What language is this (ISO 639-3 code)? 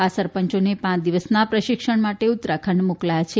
guj